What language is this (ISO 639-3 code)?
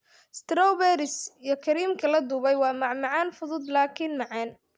som